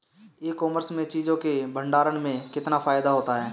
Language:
Hindi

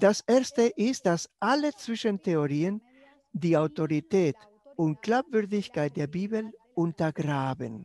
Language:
German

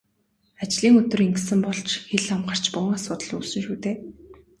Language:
Mongolian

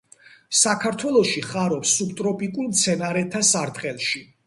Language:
Georgian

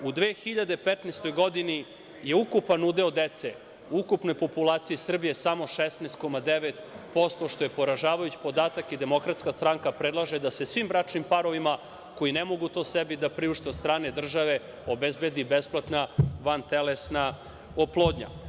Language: Serbian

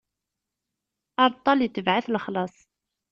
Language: Kabyle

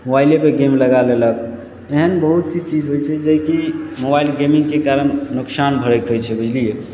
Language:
Maithili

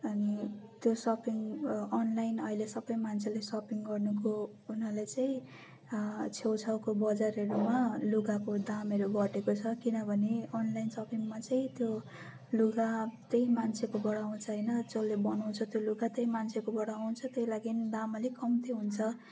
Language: Nepali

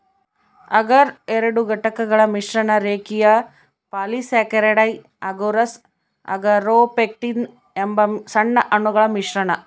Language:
Kannada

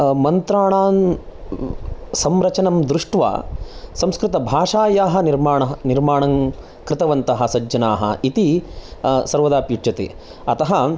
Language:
Sanskrit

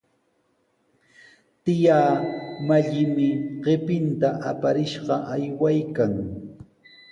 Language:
Sihuas Ancash Quechua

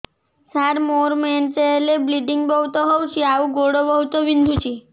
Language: Odia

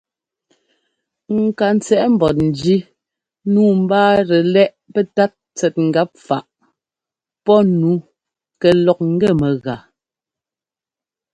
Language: Ngomba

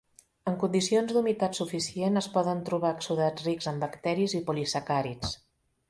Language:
Catalan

